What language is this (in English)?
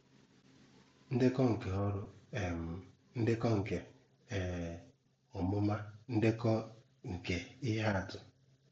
Igbo